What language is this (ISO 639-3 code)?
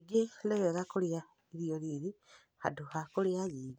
kik